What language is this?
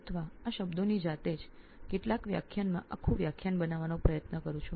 Gujarati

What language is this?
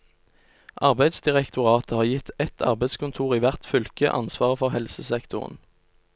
Norwegian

